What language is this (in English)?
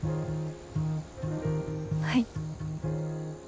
Japanese